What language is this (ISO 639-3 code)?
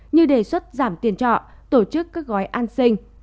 vie